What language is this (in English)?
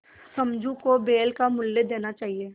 Hindi